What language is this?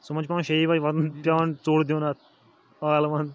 Kashmiri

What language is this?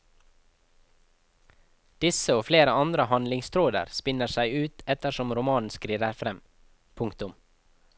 Norwegian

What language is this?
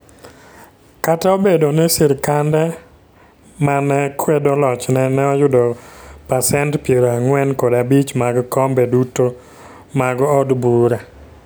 Luo (Kenya and Tanzania)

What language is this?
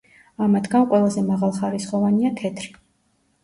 Georgian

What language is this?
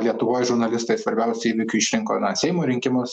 Lithuanian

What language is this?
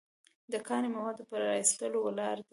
Pashto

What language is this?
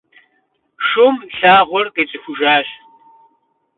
Kabardian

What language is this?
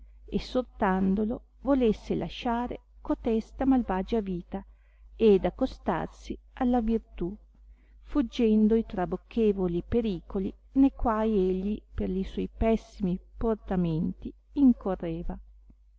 Italian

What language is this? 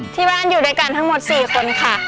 Thai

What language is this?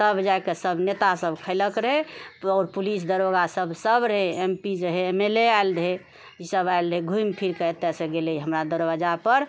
Maithili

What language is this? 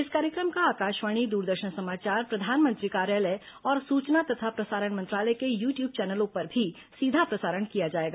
Hindi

